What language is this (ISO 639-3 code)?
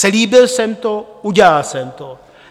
ces